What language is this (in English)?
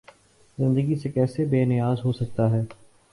Urdu